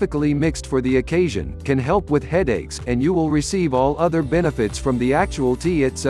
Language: English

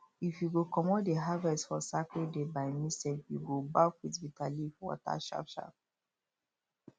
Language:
Nigerian Pidgin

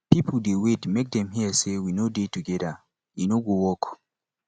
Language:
Nigerian Pidgin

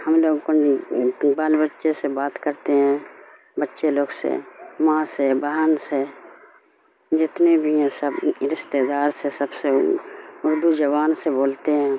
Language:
Urdu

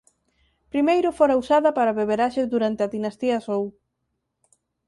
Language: Galician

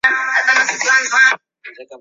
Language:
Chinese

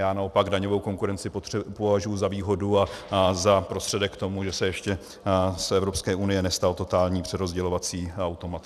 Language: Czech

